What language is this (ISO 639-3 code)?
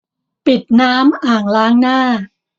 tha